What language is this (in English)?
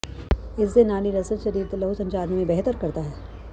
Punjabi